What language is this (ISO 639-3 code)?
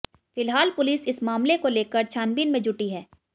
hin